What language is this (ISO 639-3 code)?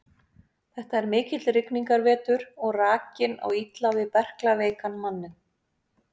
isl